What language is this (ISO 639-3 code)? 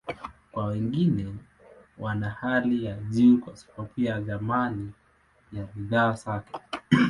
swa